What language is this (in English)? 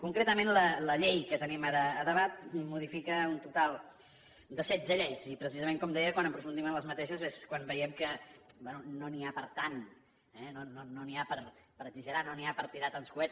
Catalan